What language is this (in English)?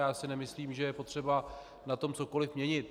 Czech